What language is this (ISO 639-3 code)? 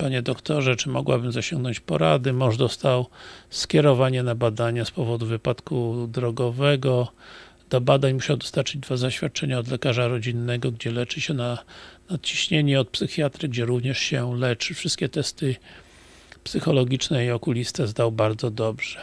pol